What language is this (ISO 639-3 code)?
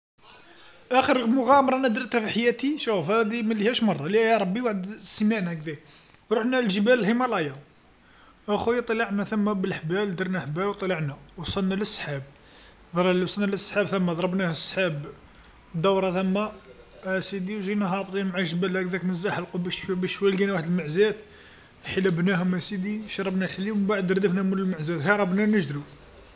arq